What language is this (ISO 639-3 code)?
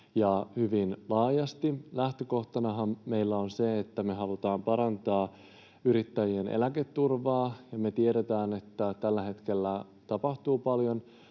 fin